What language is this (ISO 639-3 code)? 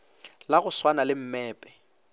nso